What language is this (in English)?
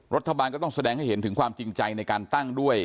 Thai